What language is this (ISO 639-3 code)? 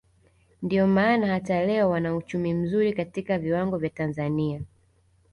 swa